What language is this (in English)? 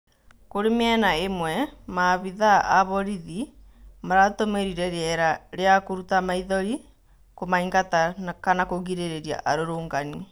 Kikuyu